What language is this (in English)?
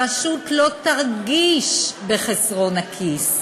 Hebrew